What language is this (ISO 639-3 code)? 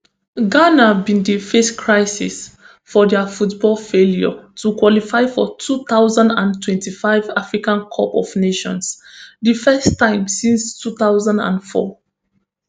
pcm